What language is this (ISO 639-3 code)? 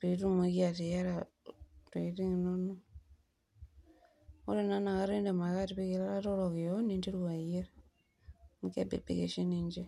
mas